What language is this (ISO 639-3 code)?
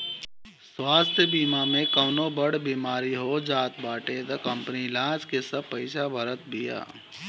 bho